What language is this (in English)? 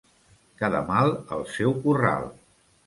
Catalan